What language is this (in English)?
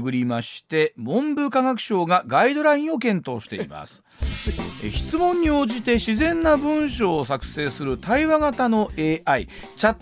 Japanese